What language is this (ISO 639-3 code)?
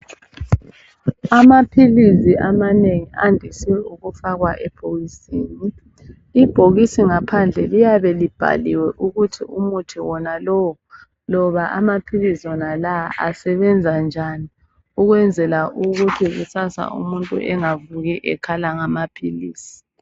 nde